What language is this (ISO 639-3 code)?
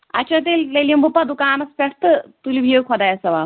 kas